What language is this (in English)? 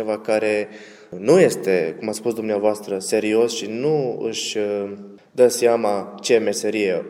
Romanian